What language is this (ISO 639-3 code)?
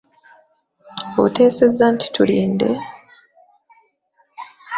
lug